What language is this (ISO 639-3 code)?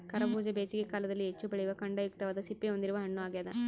kan